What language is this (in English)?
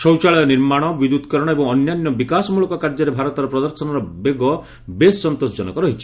Odia